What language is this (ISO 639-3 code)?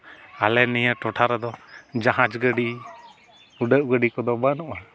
sat